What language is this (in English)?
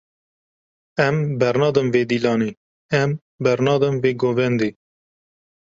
Kurdish